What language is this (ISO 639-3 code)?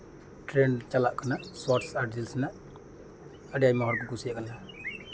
sat